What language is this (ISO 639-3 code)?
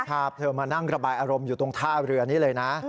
tha